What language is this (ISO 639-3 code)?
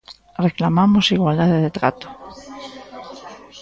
glg